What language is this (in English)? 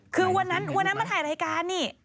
Thai